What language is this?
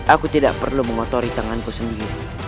Indonesian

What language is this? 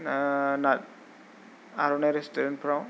Bodo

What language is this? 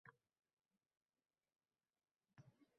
Uzbek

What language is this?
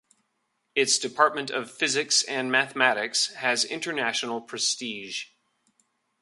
English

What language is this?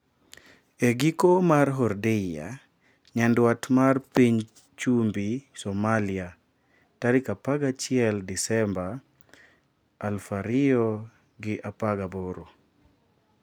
Luo (Kenya and Tanzania)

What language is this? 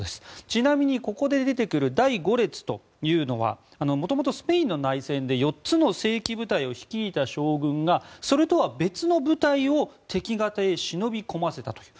Japanese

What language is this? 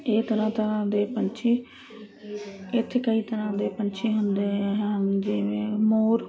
Punjabi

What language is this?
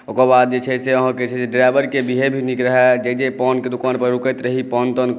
Maithili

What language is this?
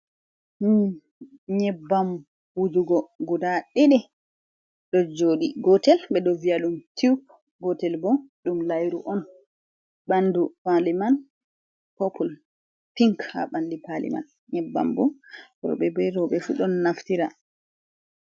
Fula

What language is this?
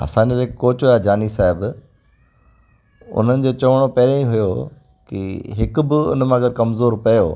Sindhi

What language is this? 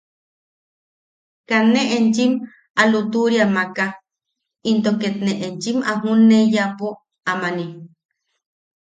Yaqui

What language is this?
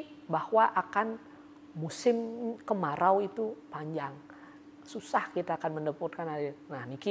Indonesian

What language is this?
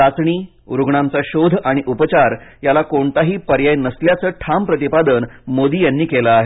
Marathi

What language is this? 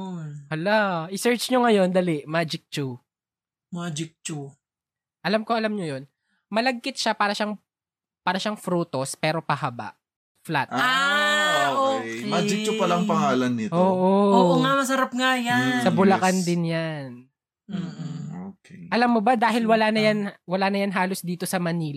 Filipino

